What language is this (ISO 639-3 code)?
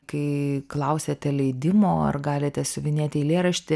lit